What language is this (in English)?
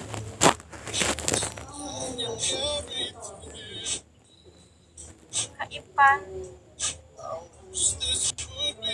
Indonesian